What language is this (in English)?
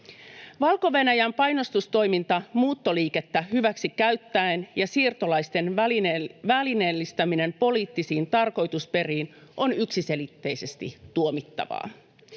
Finnish